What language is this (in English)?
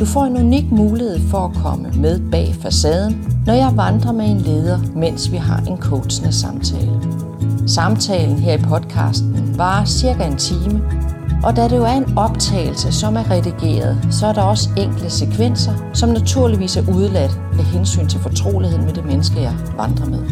Danish